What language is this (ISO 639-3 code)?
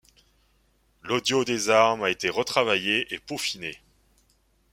fra